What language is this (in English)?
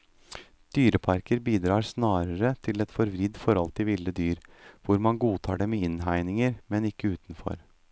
Norwegian